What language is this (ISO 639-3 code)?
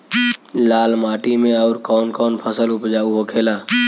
bho